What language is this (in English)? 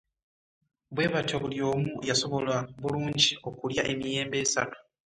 Ganda